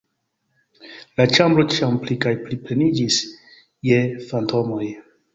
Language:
Esperanto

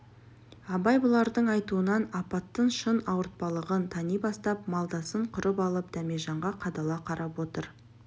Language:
Kazakh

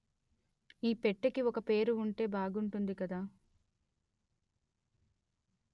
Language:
Telugu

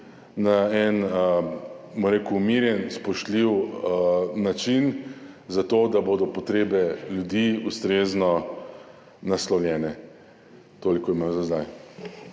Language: Slovenian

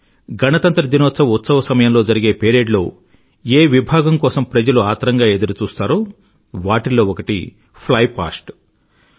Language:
Telugu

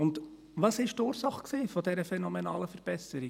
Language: Swiss German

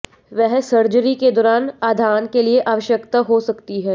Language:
Hindi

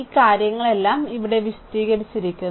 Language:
Malayalam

